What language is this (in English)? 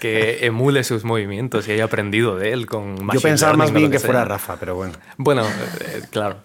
Spanish